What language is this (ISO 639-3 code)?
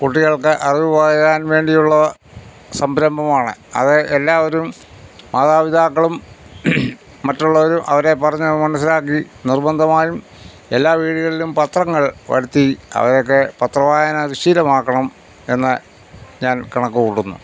mal